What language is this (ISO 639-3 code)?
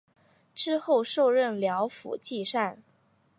zho